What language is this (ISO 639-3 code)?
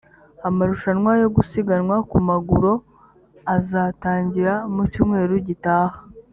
kin